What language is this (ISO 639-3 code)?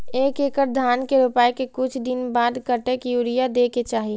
mai